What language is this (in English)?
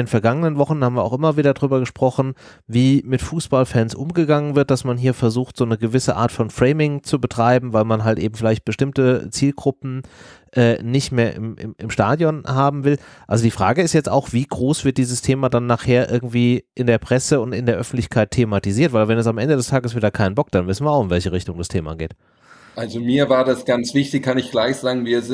German